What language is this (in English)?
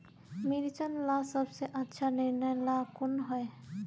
Magahi